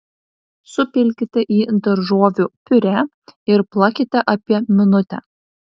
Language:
Lithuanian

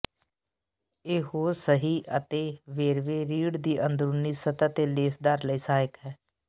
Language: Punjabi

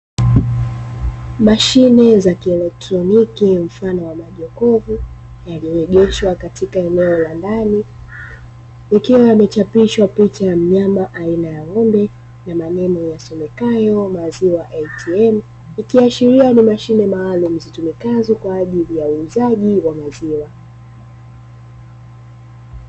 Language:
Swahili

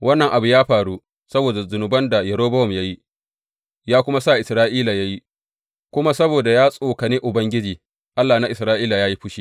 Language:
Hausa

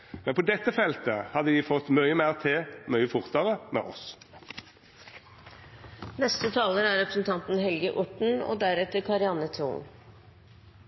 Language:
Norwegian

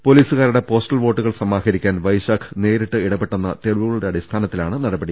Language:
Malayalam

